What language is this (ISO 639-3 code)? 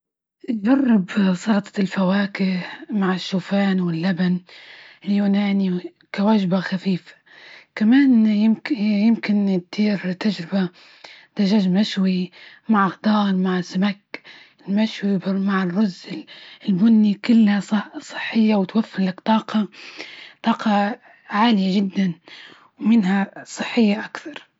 ayl